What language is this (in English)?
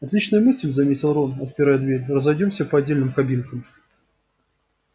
Russian